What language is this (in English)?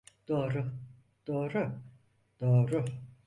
Turkish